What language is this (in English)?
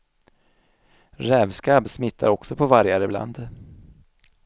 Swedish